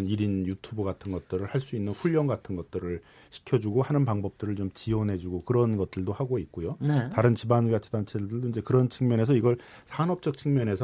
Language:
Korean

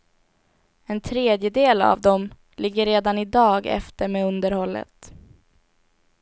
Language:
Swedish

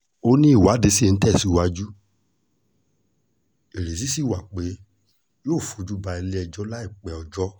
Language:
Yoruba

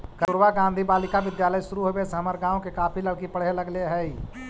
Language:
Magahi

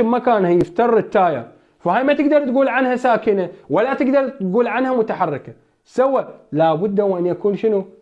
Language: Arabic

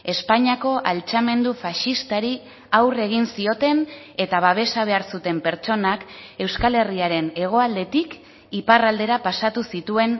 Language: Basque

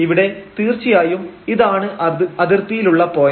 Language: Malayalam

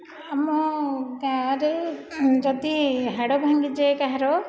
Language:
Odia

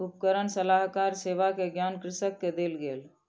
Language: Maithili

